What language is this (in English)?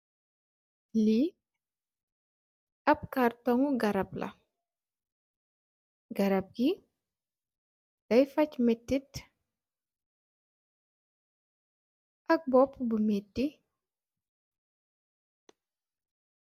Wolof